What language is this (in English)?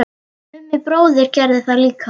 Icelandic